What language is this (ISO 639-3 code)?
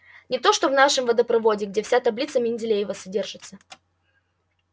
rus